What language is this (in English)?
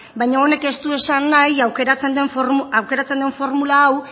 Basque